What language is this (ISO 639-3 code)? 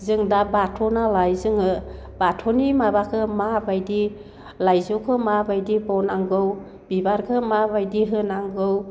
brx